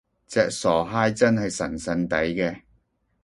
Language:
Cantonese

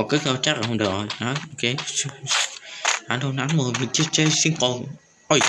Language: Vietnamese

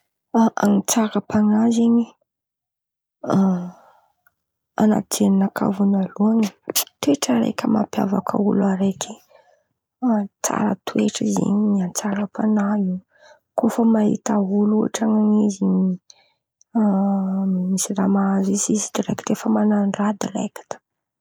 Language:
Antankarana Malagasy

